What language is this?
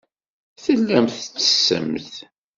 Kabyle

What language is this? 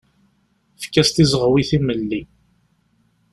Kabyle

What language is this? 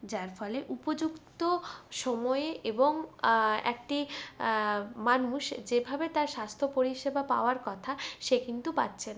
Bangla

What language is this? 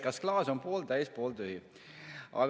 Estonian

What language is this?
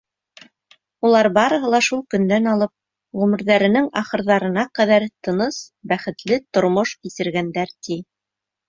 Bashkir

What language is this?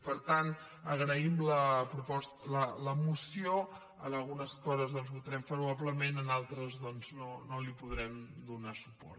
Catalan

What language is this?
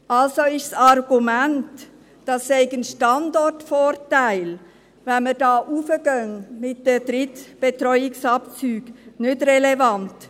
Swiss German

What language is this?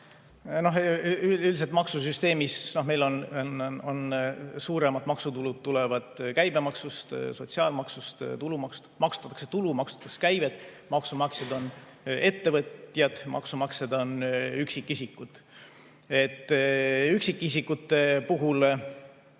Estonian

